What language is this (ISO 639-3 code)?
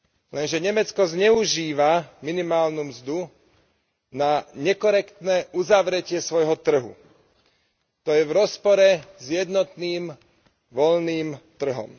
slk